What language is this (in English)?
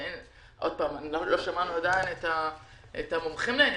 Hebrew